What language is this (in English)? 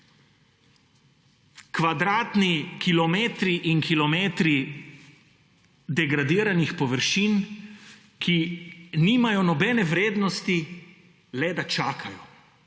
Slovenian